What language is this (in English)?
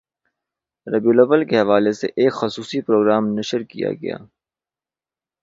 Urdu